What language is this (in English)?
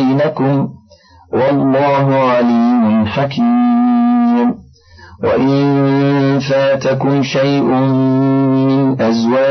Arabic